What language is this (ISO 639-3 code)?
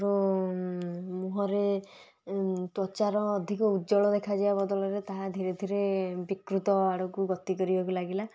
ori